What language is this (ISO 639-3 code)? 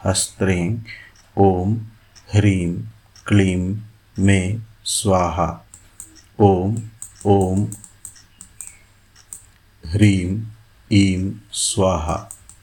hin